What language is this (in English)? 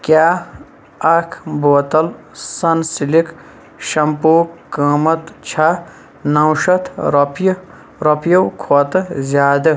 Kashmiri